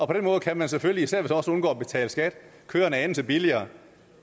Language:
Danish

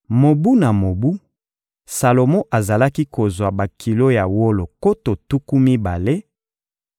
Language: Lingala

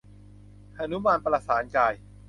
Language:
Thai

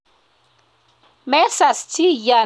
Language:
Kalenjin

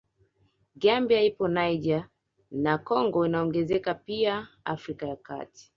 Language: Swahili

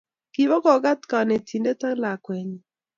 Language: Kalenjin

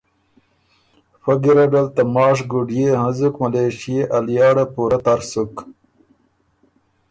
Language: Ormuri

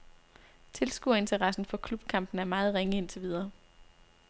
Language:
Danish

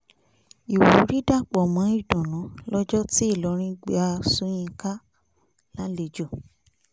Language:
Yoruba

